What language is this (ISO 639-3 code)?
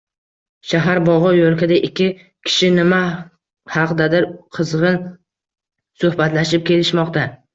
uzb